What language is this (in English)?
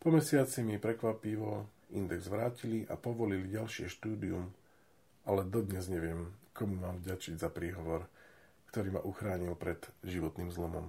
Slovak